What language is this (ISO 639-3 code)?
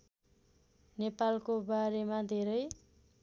nep